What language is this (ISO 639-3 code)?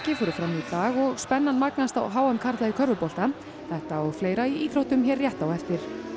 isl